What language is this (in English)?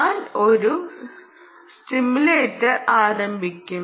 Malayalam